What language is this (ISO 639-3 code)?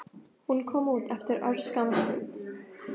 isl